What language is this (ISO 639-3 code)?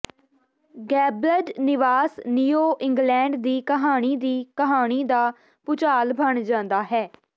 pan